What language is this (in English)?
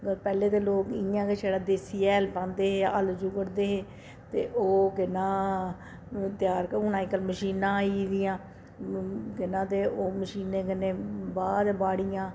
Dogri